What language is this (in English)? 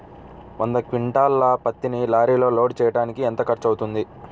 Telugu